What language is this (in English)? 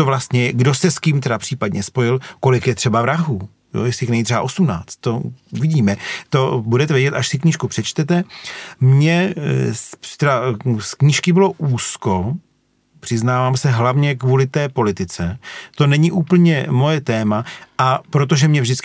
Czech